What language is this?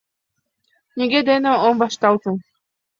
Mari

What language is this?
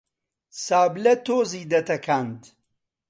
Central Kurdish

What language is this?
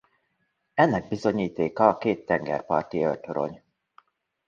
Hungarian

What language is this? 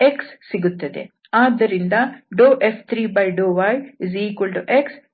Kannada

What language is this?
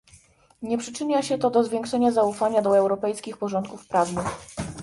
Polish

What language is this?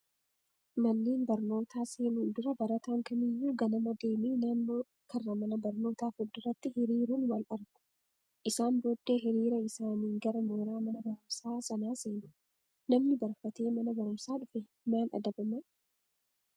Oromo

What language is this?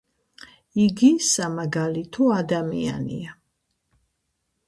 Georgian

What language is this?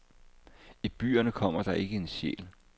Danish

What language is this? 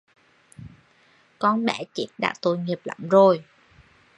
Vietnamese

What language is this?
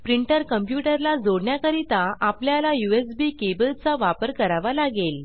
Marathi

